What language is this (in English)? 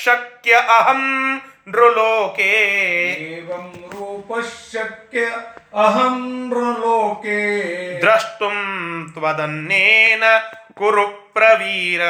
Kannada